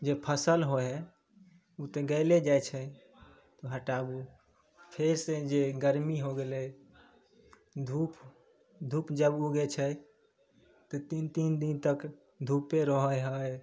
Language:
Maithili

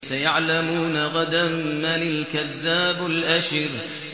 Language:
Arabic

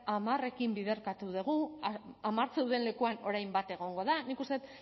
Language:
Basque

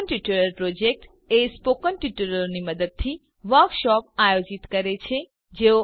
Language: Gujarati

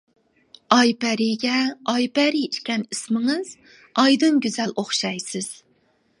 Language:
Uyghur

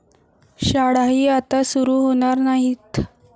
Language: Marathi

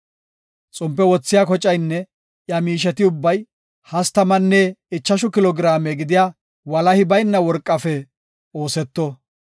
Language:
Gofa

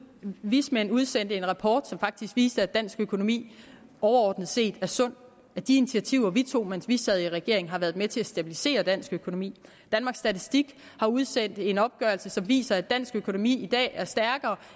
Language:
Danish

